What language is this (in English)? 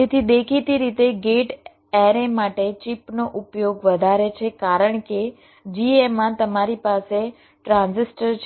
Gujarati